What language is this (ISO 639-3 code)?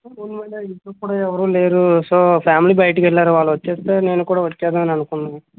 tel